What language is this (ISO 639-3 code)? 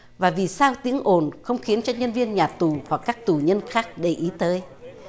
vie